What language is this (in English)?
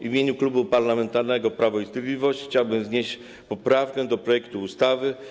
Polish